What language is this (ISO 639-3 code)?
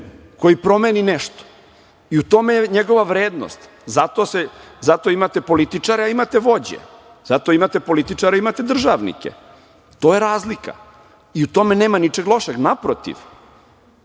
srp